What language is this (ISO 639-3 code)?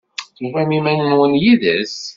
kab